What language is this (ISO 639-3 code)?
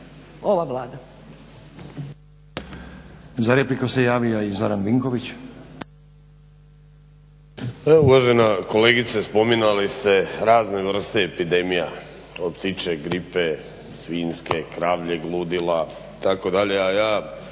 hrv